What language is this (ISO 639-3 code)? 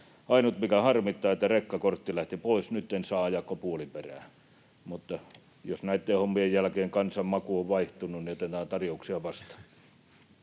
fin